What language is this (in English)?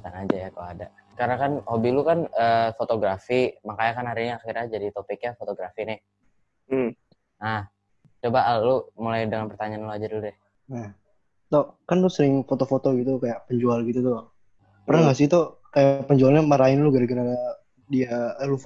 Indonesian